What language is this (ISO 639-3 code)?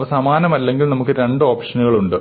mal